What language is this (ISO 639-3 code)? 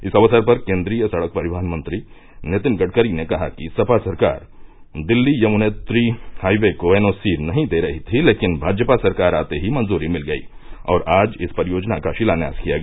hin